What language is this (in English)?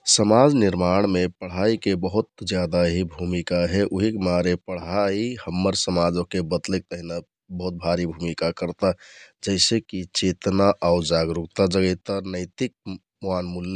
Kathoriya Tharu